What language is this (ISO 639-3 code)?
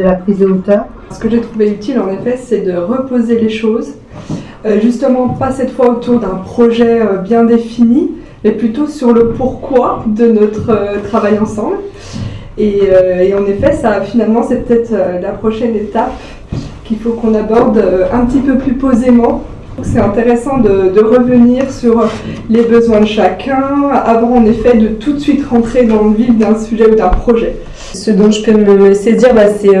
fra